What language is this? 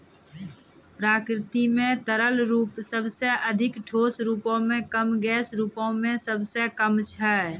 Maithili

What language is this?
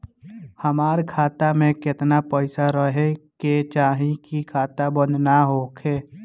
Bhojpuri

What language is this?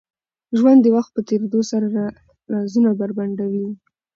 Pashto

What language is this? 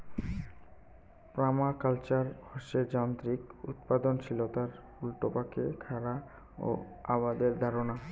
Bangla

